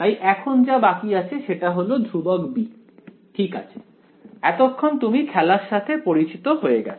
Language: Bangla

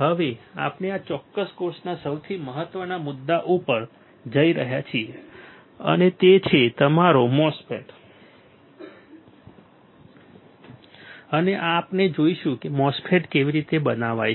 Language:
Gujarati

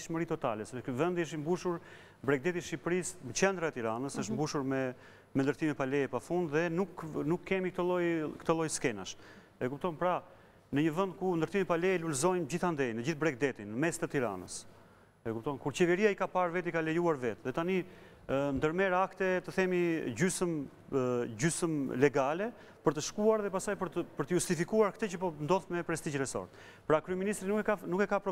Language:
Romanian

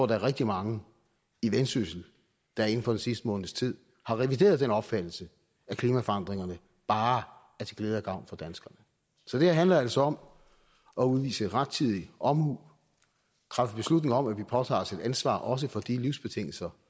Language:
Danish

